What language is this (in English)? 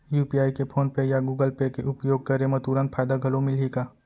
Chhattisgarhi